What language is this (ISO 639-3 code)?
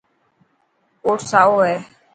mki